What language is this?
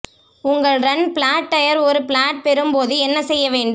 Tamil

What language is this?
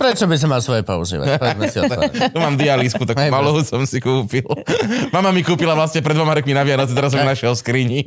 Slovak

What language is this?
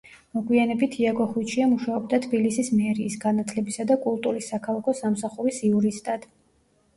Georgian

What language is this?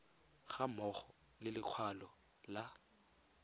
Tswana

